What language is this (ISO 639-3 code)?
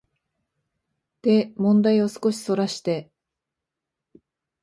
jpn